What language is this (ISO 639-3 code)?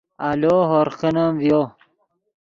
ydg